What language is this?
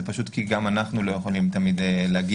Hebrew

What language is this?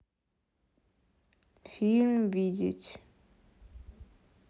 Russian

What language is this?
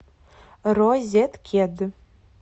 Russian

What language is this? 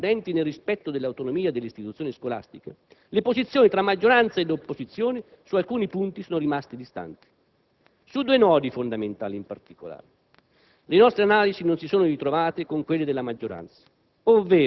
Italian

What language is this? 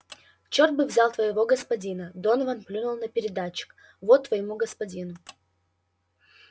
Russian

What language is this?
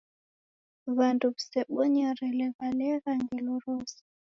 Taita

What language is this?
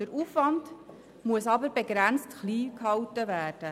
Swiss German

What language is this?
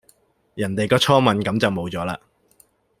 Cantonese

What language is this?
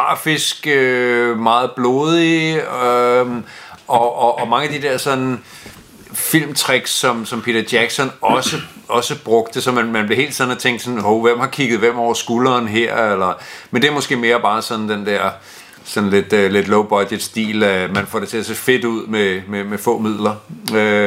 Danish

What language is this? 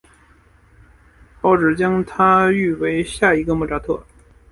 Chinese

